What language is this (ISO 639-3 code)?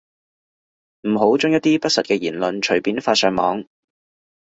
yue